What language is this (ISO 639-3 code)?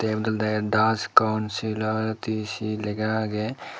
ccp